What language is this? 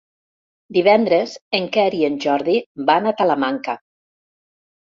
Catalan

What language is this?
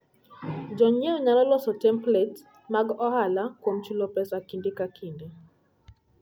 Luo (Kenya and Tanzania)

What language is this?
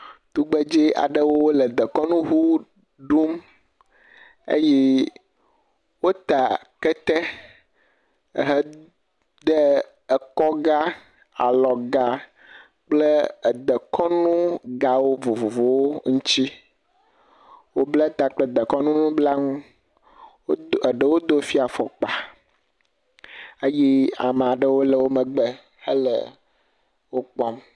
Ewe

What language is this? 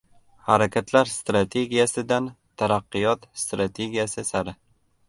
Uzbek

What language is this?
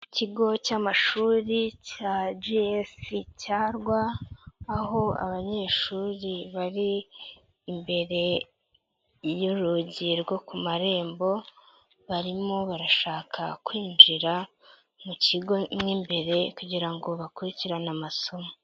Kinyarwanda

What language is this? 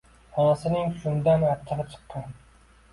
Uzbek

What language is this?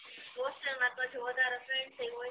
Gujarati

